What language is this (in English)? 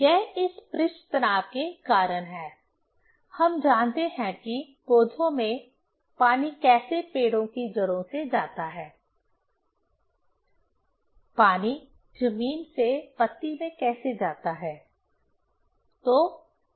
Hindi